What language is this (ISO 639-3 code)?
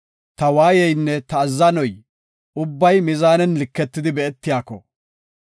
gof